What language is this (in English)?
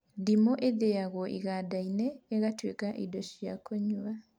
Kikuyu